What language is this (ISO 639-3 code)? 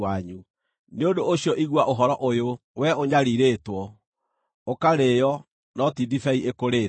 kik